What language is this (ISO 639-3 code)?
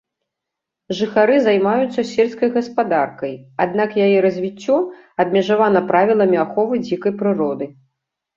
bel